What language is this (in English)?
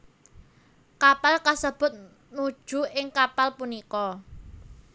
Javanese